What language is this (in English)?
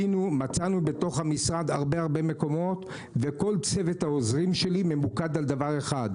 Hebrew